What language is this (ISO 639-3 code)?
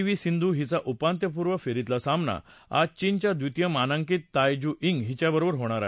mar